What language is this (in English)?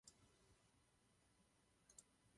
Czech